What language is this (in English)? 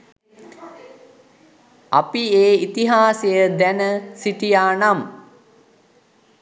Sinhala